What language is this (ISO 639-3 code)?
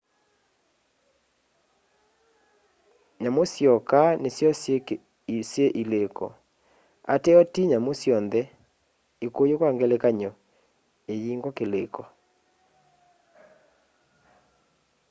kam